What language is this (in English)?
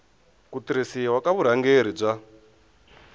Tsonga